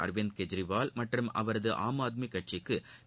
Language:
Tamil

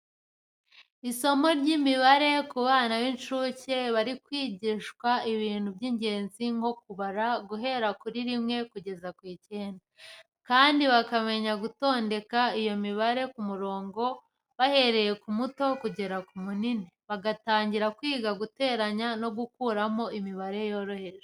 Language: Kinyarwanda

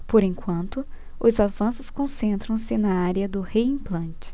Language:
Portuguese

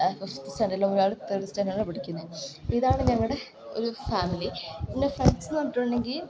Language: Malayalam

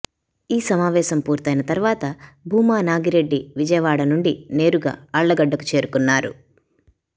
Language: Telugu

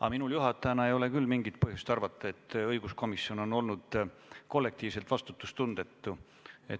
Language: Estonian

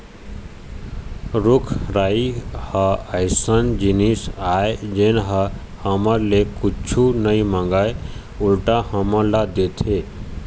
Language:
Chhattisgarhi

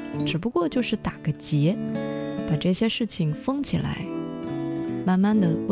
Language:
Chinese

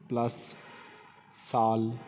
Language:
Punjabi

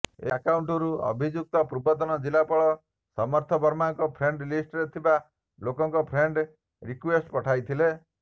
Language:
Odia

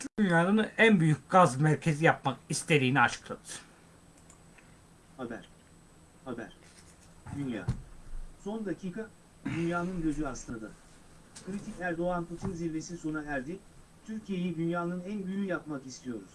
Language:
Turkish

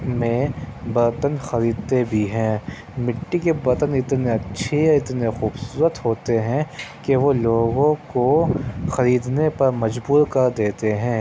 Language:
Urdu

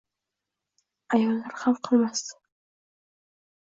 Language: Uzbek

